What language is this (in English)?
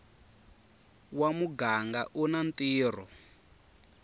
Tsonga